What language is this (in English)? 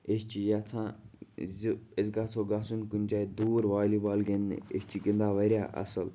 Kashmiri